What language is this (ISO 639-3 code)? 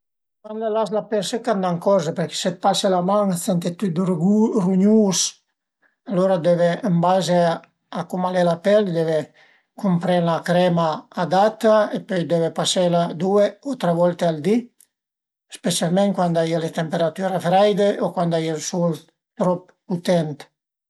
pms